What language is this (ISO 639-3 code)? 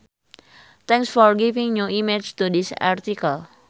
sun